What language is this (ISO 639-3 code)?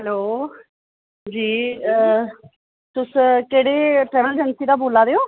doi